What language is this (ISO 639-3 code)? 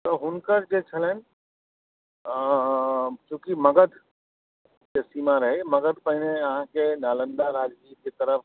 mai